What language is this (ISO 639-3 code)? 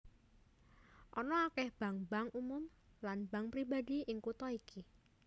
jav